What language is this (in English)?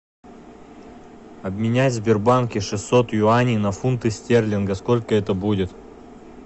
Russian